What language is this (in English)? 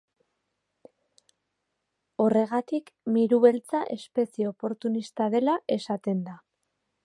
Basque